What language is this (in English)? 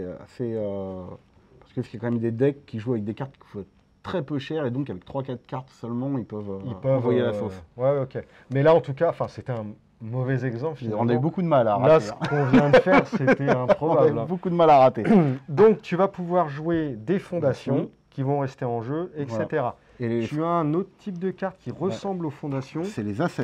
French